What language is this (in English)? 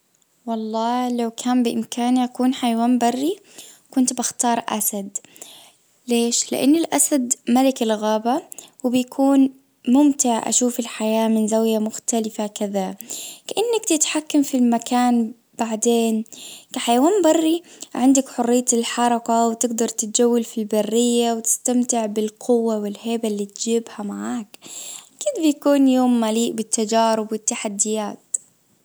Najdi Arabic